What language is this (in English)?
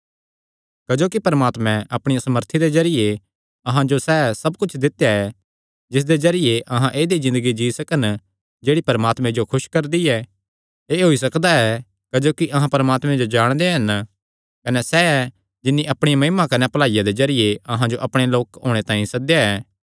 Kangri